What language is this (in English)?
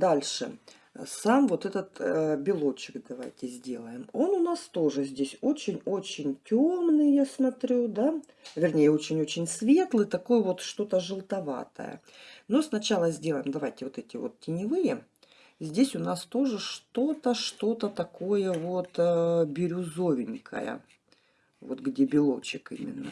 Russian